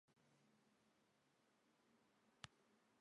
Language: Welsh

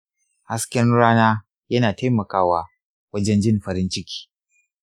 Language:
Hausa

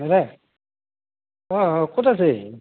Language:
Assamese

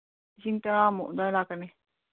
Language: Manipuri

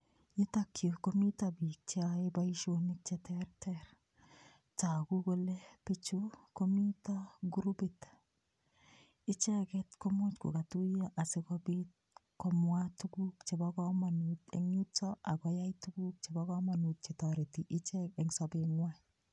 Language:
Kalenjin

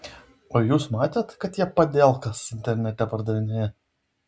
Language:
Lithuanian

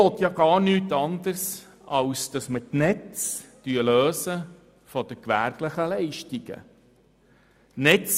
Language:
Swiss German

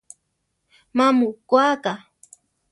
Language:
Central Tarahumara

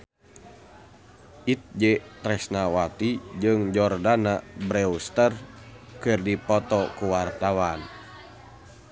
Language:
Sundanese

